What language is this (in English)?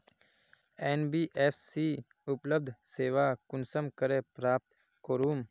Magahi